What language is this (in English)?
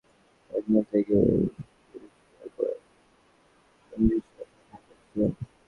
Bangla